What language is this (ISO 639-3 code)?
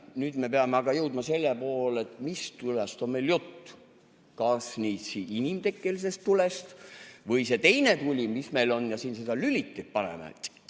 est